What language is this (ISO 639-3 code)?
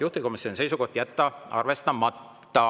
est